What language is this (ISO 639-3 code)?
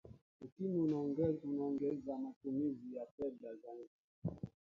swa